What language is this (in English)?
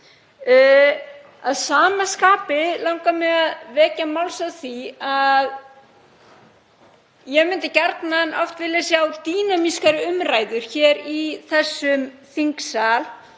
Icelandic